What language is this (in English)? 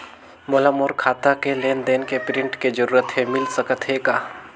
Chhattisgarhi